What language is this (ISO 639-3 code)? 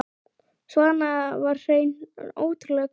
isl